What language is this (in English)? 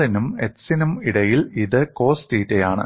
Malayalam